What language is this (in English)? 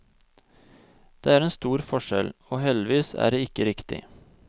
Norwegian